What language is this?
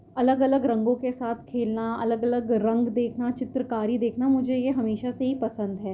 Urdu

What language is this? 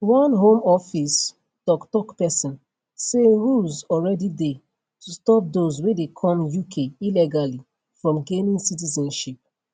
Nigerian Pidgin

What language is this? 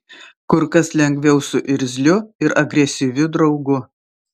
Lithuanian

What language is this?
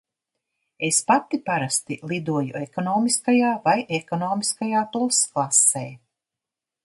Latvian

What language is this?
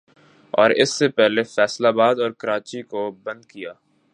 Urdu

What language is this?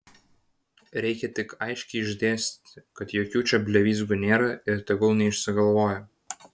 Lithuanian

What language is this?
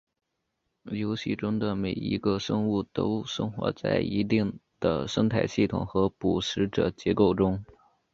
Chinese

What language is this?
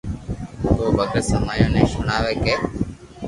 Loarki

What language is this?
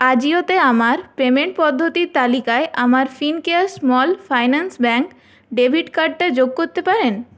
Bangla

